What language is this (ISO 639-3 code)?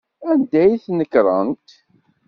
kab